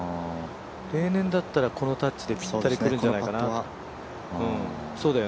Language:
Japanese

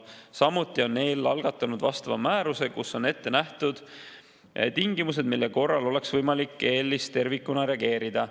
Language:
Estonian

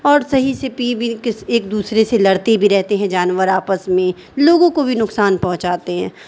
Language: Urdu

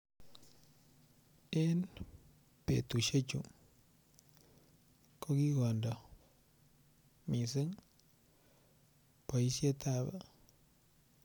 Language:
Kalenjin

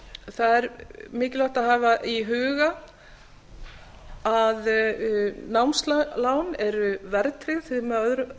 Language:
Icelandic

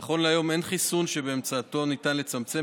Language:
Hebrew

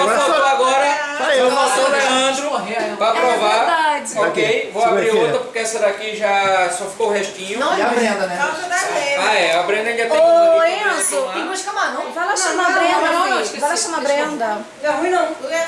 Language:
Portuguese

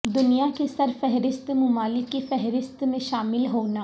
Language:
Urdu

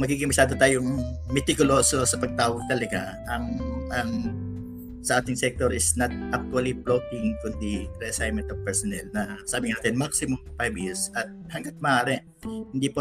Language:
Filipino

